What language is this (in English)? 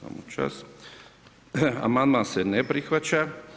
Croatian